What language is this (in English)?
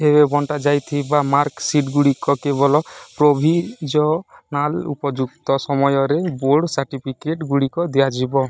Odia